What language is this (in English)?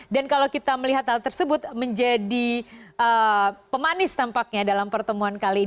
Indonesian